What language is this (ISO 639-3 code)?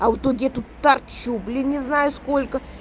rus